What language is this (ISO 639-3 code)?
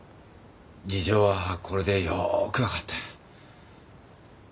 jpn